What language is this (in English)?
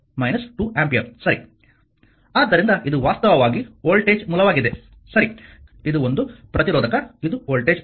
Kannada